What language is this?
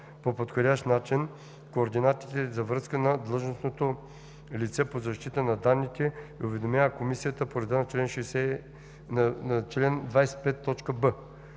Bulgarian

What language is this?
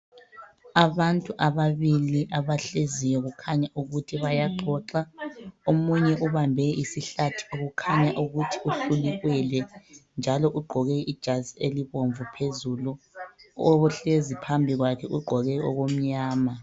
North Ndebele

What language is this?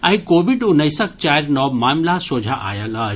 Maithili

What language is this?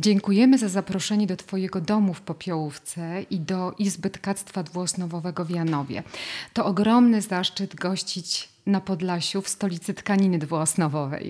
Polish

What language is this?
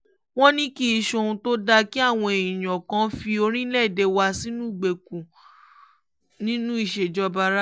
Yoruba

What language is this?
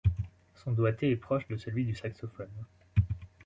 French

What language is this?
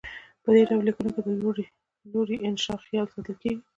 Pashto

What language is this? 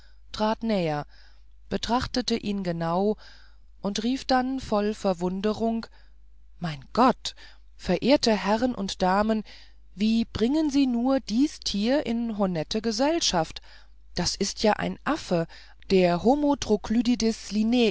German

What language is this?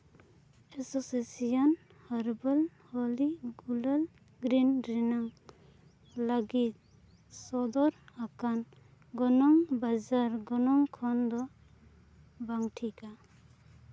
Santali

